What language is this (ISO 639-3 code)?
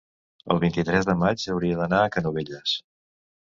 cat